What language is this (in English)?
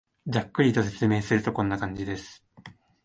Japanese